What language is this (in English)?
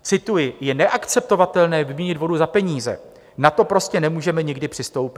Czech